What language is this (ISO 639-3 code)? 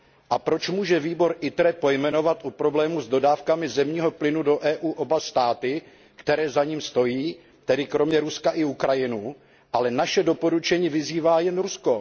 ces